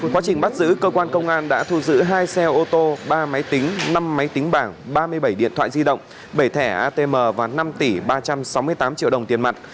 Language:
Vietnamese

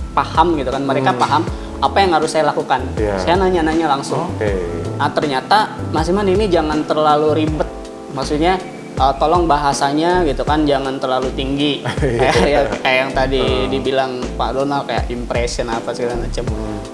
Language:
Indonesian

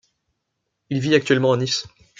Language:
French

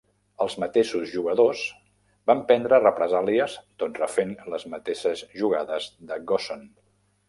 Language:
Catalan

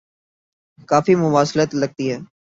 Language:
Urdu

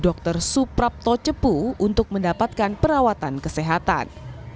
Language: Indonesian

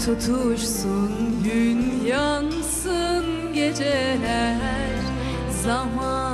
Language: Turkish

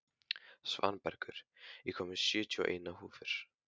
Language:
Icelandic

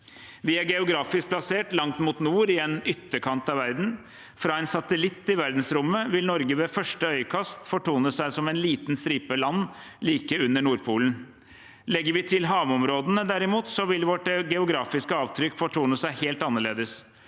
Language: Norwegian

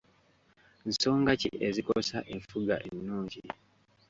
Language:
Ganda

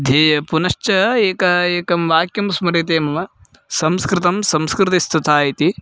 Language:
Sanskrit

